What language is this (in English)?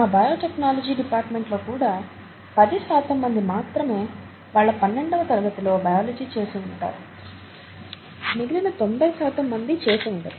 Telugu